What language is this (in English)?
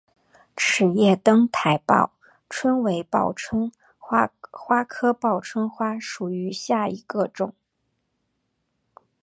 Chinese